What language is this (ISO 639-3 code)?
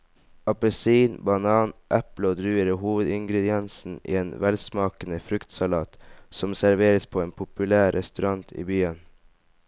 nor